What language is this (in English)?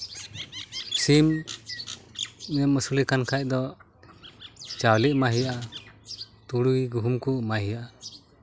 Santali